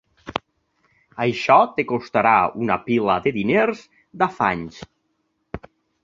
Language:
Catalan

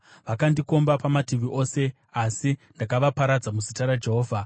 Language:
Shona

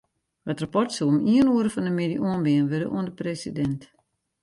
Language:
Western Frisian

